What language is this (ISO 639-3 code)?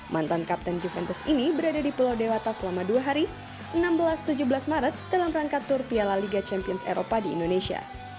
ind